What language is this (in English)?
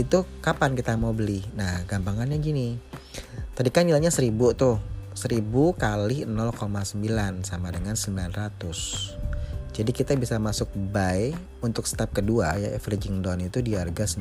Indonesian